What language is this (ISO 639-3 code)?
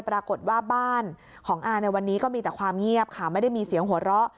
tha